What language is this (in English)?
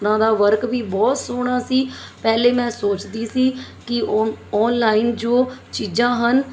Punjabi